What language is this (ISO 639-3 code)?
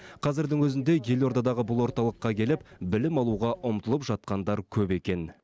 kaz